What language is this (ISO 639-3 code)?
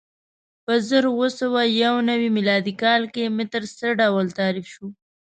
pus